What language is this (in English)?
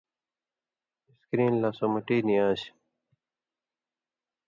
Indus Kohistani